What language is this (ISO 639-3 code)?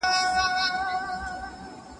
pus